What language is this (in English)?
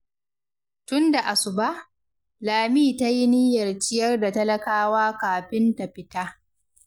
Hausa